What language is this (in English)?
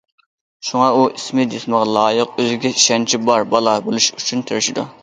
Uyghur